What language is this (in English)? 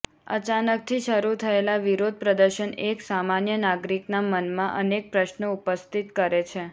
Gujarati